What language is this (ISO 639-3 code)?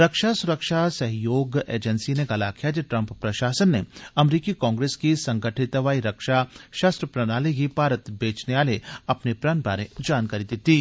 doi